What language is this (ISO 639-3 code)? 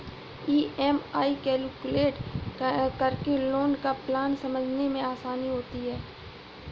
hin